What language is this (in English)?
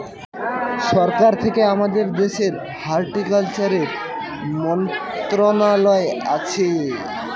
Bangla